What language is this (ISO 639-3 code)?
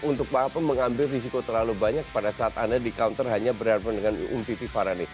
ind